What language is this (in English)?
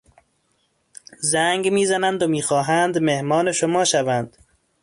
Persian